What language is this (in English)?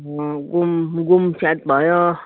Nepali